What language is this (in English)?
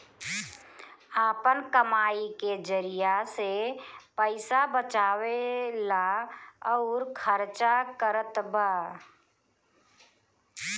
Bhojpuri